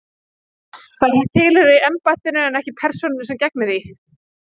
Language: Icelandic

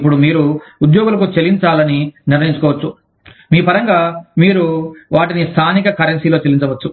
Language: Telugu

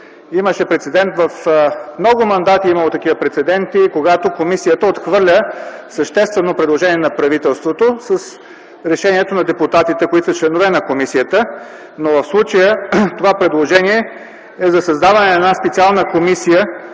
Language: Bulgarian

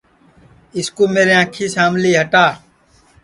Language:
Sansi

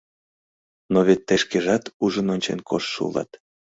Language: Mari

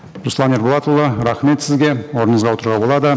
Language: Kazakh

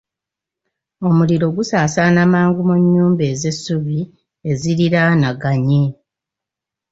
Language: Ganda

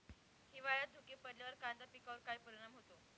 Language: Marathi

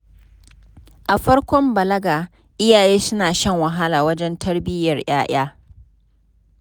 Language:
Hausa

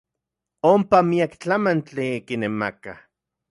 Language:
Central Puebla Nahuatl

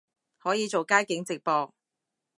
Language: Cantonese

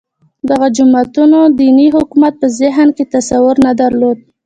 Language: Pashto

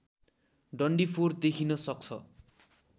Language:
Nepali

